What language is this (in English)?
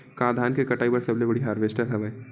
Chhattisgarhi